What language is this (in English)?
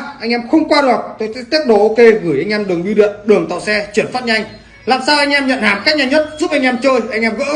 Vietnamese